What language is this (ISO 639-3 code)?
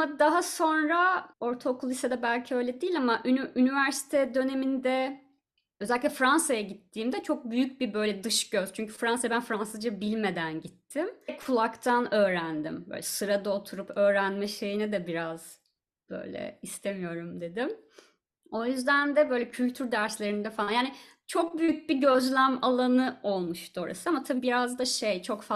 tur